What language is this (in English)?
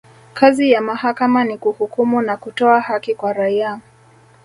Swahili